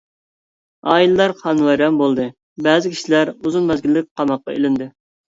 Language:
Uyghur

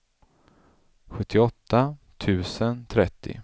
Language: Swedish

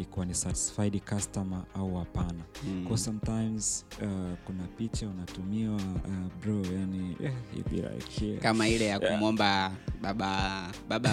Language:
Swahili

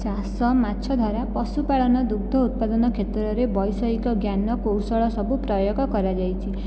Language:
Odia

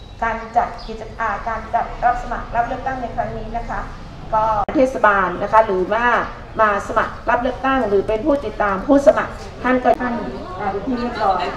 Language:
Thai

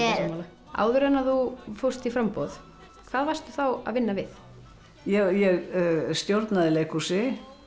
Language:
Icelandic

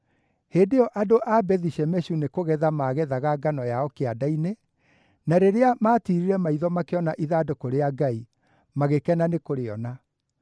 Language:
Kikuyu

